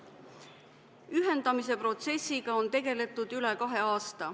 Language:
Estonian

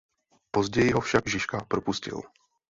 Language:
Czech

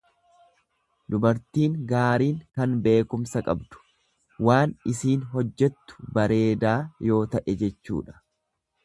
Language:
Oromo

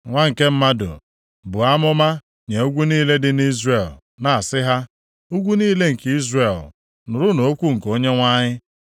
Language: Igbo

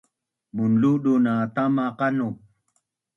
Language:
Bunun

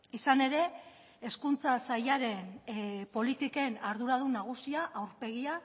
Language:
Basque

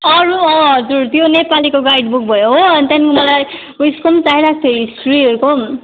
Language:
Nepali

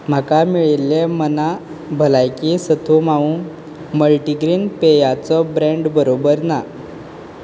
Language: Konkani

